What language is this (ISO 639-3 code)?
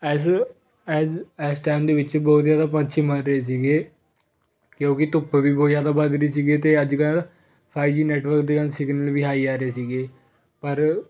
pan